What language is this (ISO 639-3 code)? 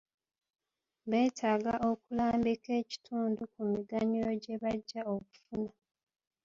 lug